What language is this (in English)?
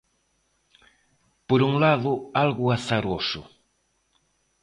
Galician